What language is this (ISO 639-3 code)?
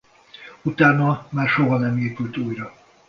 hun